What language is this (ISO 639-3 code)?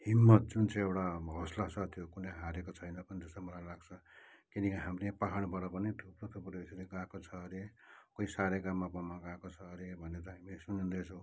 nep